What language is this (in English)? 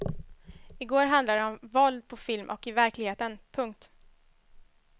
Swedish